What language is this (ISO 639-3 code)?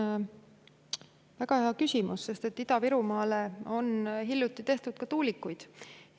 est